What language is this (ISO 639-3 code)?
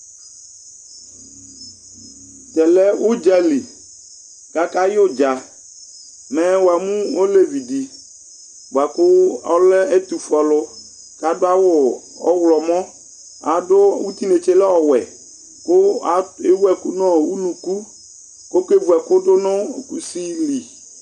kpo